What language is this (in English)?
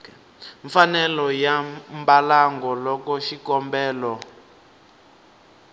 Tsonga